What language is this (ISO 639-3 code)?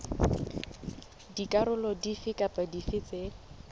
sot